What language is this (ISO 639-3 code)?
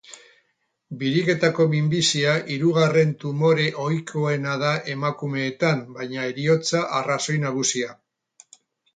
eus